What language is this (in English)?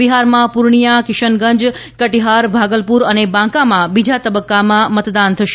Gujarati